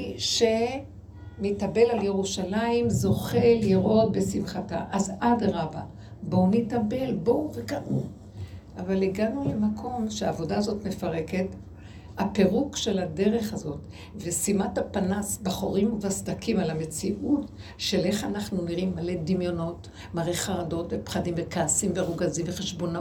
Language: Hebrew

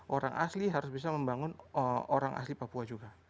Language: Indonesian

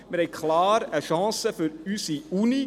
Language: Swiss German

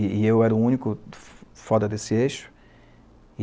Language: Portuguese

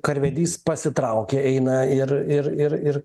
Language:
Lithuanian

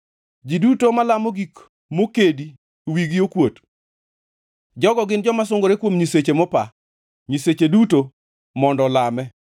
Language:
Luo (Kenya and Tanzania)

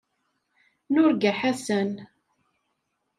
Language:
Kabyle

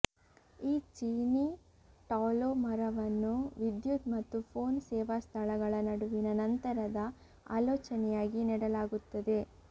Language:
Kannada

